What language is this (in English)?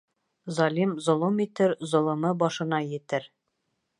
Bashkir